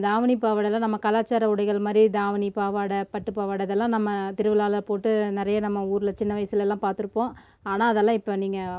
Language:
Tamil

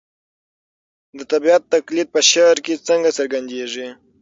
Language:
Pashto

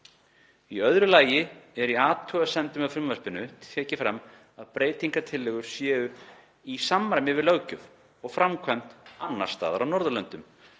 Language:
Icelandic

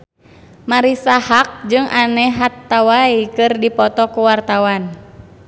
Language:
Sundanese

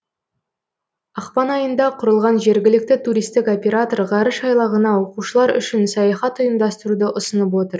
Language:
Kazakh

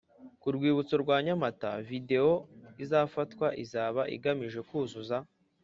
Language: Kinyarwanda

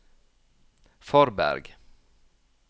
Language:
Norwegian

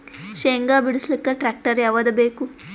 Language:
Kannada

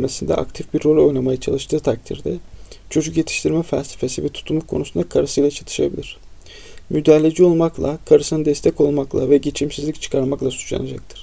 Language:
Turkish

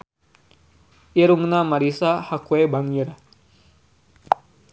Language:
Sundanese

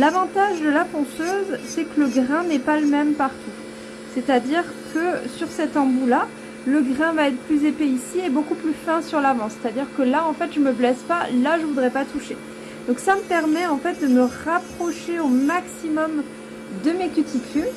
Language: French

